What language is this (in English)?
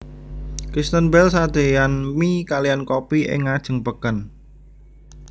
Javanese